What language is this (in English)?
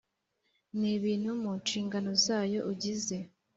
Kinyarwanda